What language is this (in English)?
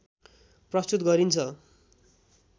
Nepali